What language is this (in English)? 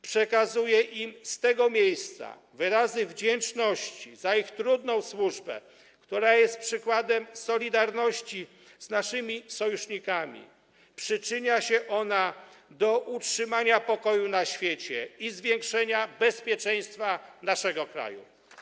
Polish